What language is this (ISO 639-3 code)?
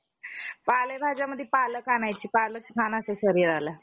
mar